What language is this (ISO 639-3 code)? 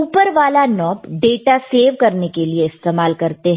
hin